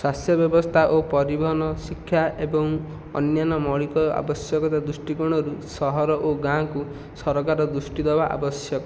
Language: Odia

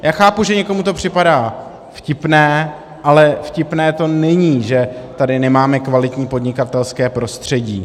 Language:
Czech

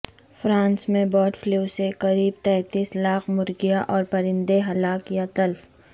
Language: Urdu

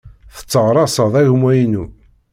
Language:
Kabyle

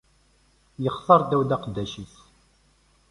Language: Kabyle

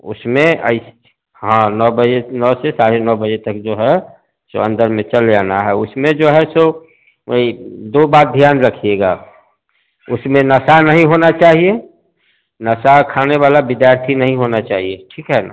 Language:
Hindi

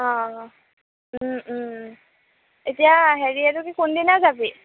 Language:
Assamese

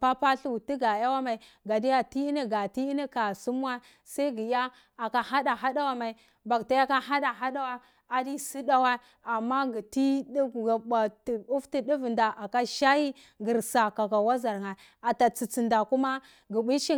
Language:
Cibak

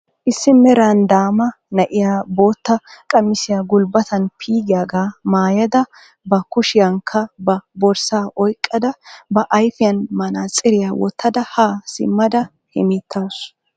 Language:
Wolaytta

